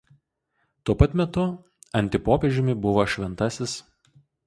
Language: Lithuanian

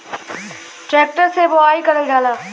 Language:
Bhojpuri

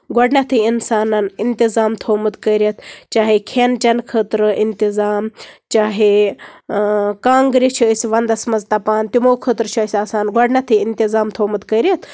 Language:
Kashmiri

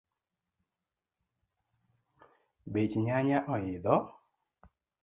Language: Luo (Kenya and Tanzania)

